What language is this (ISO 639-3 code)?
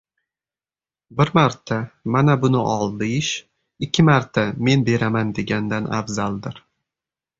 uzb